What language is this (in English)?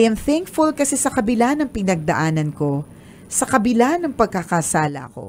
Filipino